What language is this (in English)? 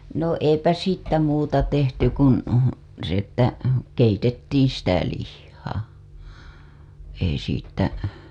Finnish